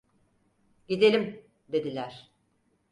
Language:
Turkish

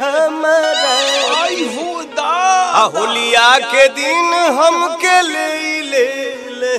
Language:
Hindi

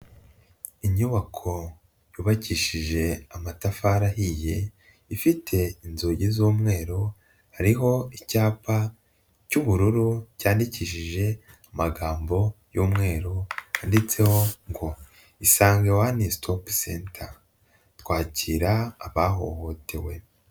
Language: Kinyarwanda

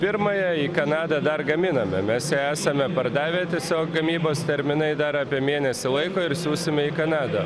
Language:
Lithuanian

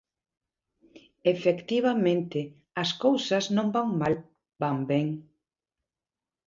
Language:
Galician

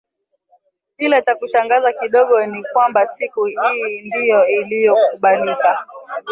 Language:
Swahili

